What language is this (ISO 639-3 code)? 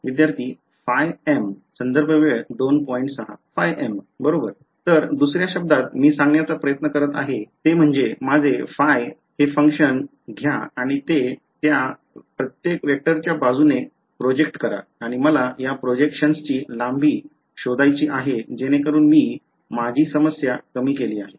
mar